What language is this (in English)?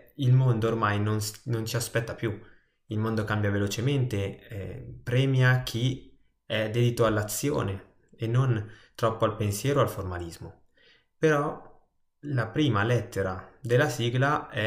Italian